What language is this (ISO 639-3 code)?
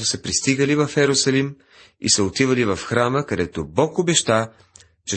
bul